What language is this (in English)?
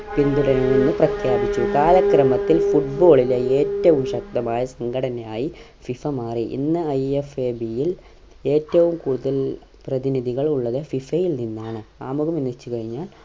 Malayalam